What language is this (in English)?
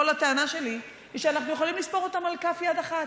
Hebrew